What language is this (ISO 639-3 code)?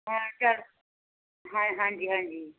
pan